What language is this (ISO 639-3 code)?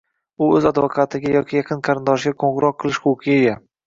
uzb